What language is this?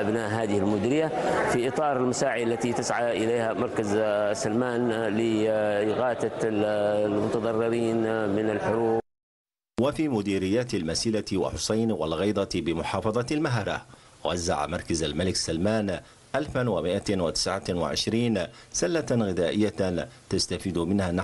Arabic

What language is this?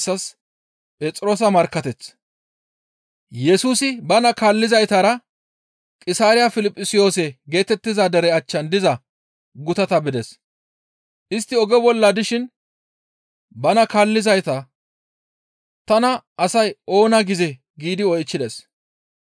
Gamo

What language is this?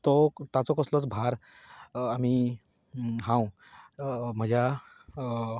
Konkani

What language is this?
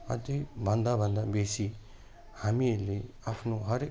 Nepali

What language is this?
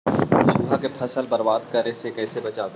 Magahi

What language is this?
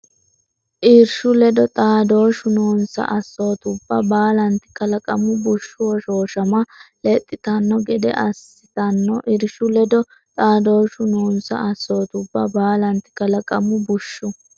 Sidamo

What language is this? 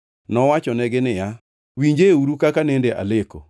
Luo (Kenya and Tanzania)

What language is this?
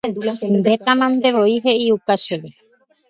Guarani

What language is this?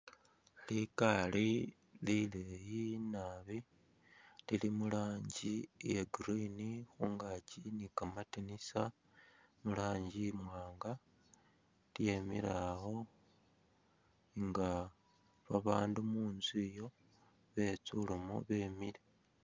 Masaaba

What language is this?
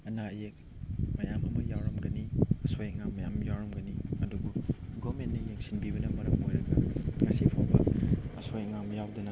Manipuri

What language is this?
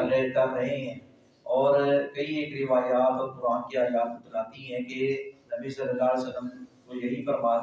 Urdu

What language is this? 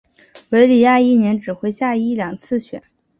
Chinese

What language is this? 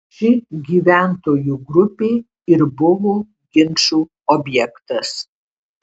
Lithuanian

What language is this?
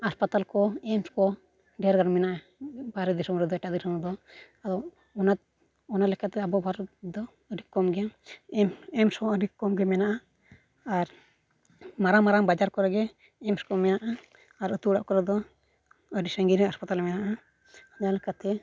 Santali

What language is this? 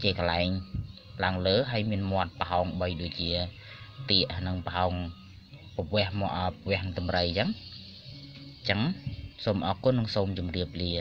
Thai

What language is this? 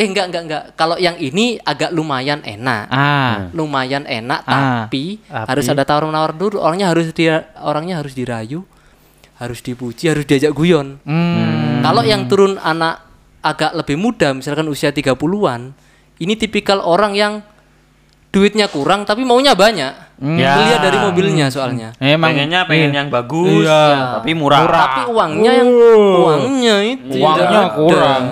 Indonesian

